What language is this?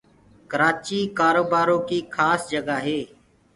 Gurgula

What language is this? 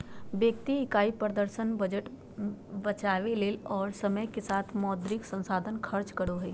Magahi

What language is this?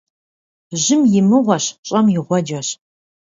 Kabardian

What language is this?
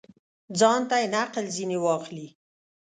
Pashto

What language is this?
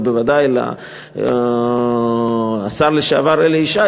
Hebrew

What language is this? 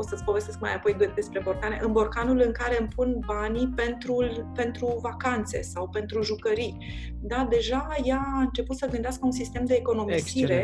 Romanian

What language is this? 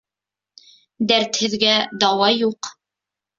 Bashkir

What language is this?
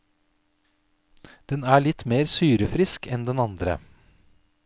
Norwegian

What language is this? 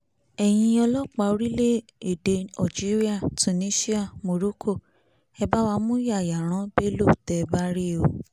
Yoruba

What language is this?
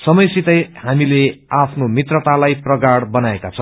Nepali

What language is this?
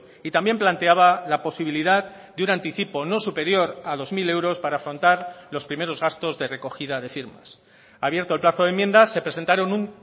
Spanish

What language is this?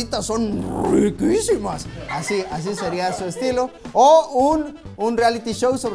Spanish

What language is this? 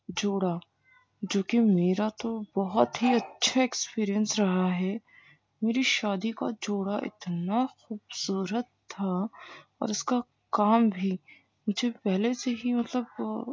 Urdu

